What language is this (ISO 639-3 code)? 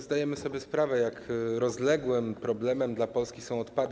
pol